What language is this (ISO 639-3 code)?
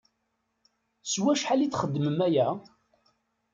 kab